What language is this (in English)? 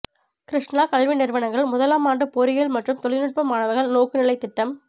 Tamil